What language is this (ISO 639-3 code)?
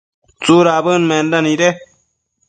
mcf